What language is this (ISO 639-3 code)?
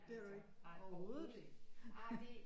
dan